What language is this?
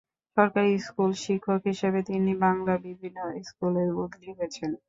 Bangla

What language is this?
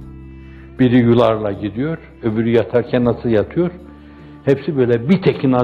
Turkish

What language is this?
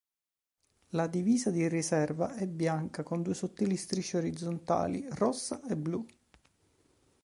Italian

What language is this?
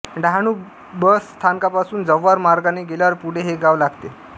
Marathi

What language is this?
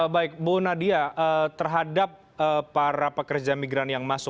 Indonesian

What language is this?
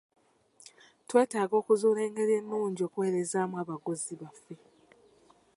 Ganda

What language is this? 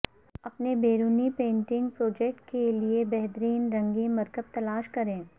Urdu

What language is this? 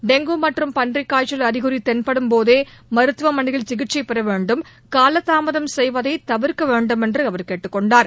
Tamil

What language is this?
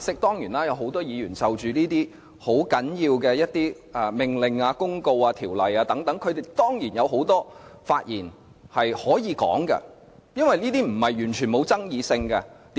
Cantonese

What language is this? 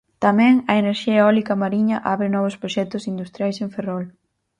Galician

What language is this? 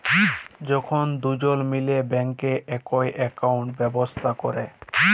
Bangla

